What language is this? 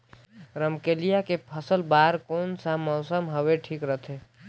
Chhattisgarhi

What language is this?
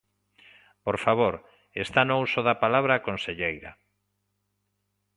Galician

